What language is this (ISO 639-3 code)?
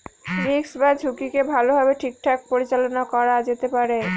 ben